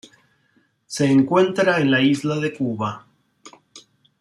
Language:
Spanish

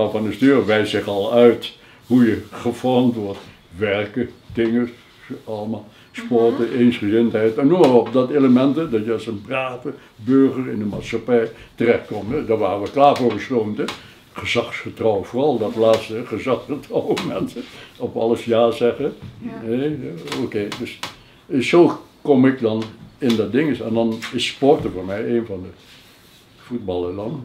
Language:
Dutch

